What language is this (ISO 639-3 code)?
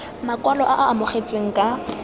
tsn